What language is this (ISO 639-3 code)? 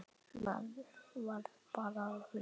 isl